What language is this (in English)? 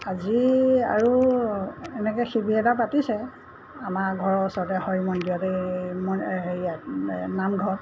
Assamese